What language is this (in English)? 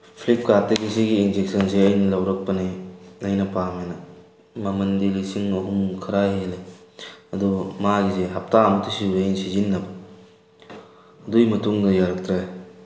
Manipuri